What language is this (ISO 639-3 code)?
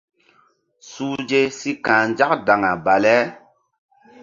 mdd